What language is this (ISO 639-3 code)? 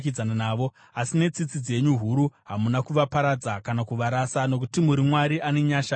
sna